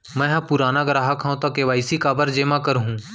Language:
Chhattisgarhi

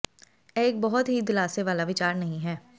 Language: Punjabi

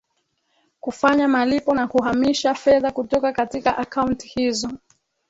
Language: Swahili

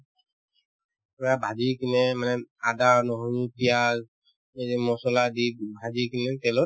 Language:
Assamese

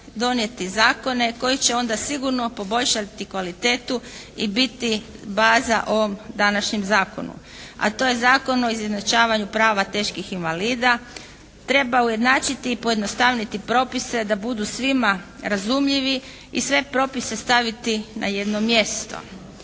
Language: Croatian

